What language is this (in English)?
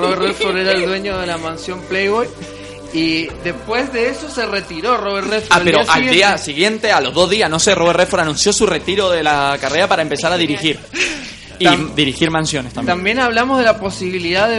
Spanish